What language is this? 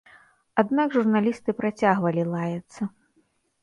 Belarusian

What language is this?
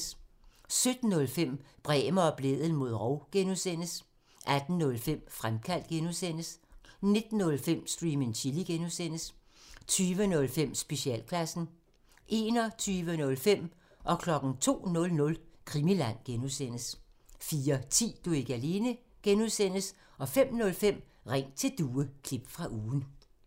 Danish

